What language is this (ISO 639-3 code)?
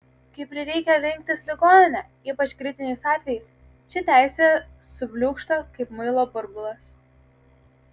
lit